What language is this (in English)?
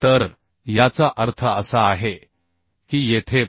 Marathi